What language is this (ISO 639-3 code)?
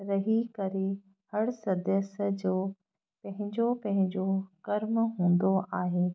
snd